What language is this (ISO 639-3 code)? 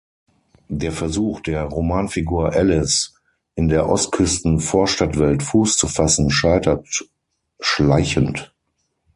deu